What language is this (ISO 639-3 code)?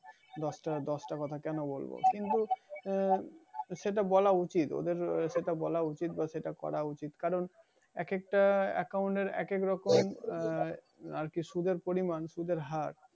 ben